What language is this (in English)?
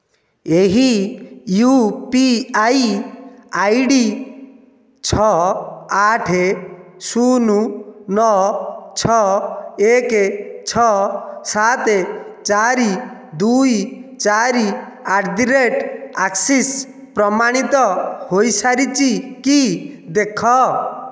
Odia